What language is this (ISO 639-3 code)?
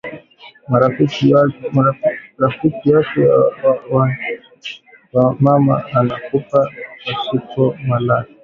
swa